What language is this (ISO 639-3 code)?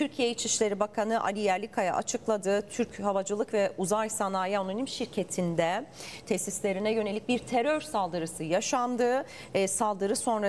tur